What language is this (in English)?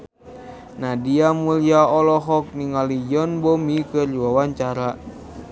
Sundanese